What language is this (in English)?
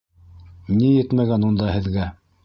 Bashkir